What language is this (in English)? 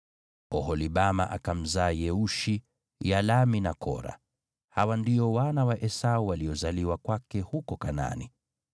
Swahili